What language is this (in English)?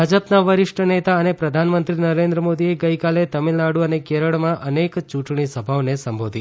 Gujarati